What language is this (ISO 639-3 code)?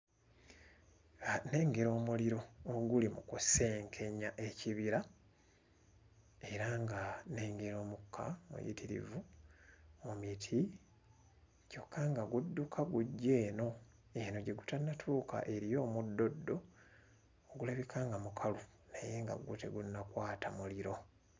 lug